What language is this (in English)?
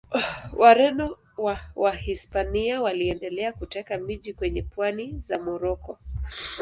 Swahili